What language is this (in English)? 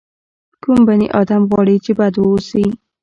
Pashto